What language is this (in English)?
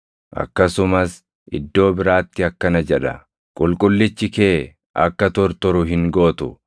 Oromo